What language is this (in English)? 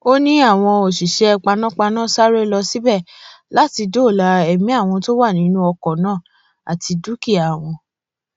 Yoruba